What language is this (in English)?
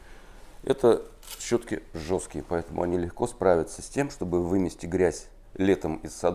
Russian